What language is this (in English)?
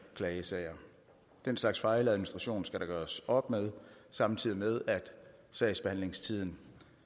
Danish